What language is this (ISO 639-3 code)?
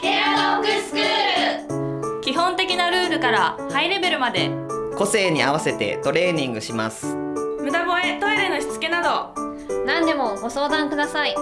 jpn